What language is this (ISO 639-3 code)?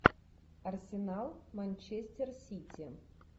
rus